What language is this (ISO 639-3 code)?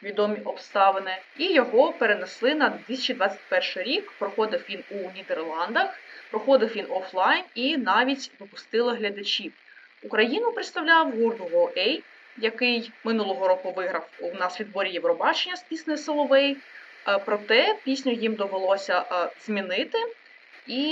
ukr